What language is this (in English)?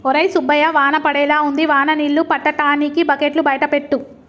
Telugu